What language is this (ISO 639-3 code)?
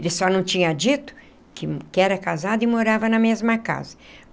por